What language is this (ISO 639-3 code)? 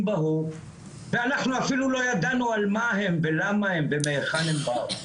heb